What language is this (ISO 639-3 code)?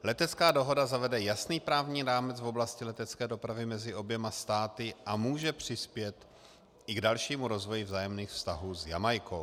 ces